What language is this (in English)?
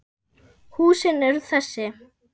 Icelandic